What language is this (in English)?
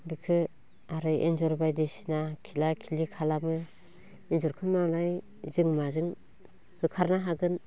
Bodo